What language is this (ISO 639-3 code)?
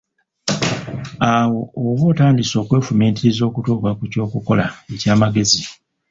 lug